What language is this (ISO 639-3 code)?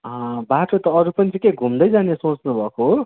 nep